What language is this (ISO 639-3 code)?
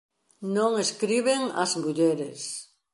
glg